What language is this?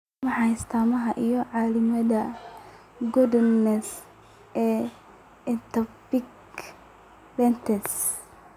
Somali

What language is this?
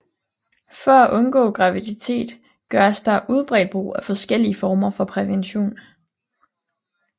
Danish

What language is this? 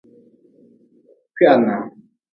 Nawdm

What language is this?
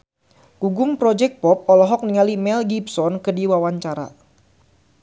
Sundanese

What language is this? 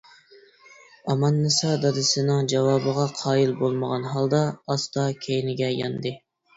Uyghur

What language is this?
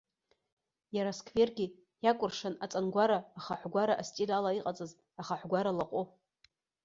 Abkhazian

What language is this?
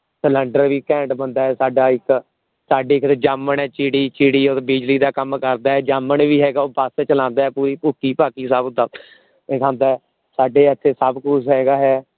Punjabi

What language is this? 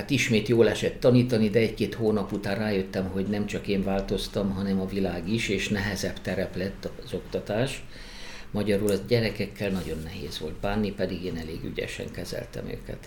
Hungarian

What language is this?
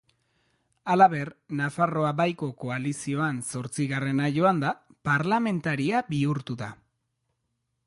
Basque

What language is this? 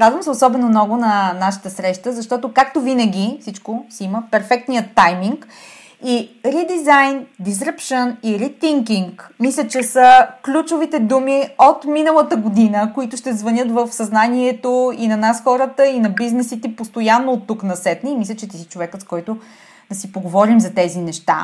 Bulgarian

